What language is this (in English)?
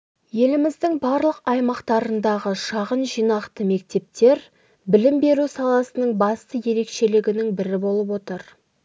Kazakh